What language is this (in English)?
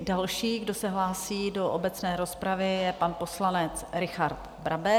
Czech